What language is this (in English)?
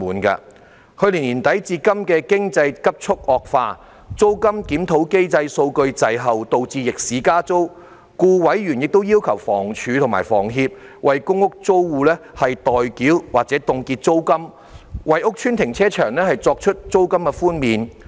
Cantonese